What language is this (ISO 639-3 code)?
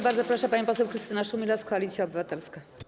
pol